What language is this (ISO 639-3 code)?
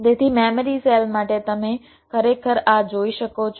guj